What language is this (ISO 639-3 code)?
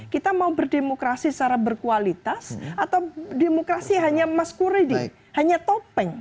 ind